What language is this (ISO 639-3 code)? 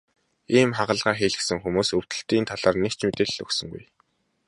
mon